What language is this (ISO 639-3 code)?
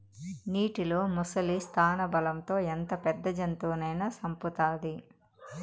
tel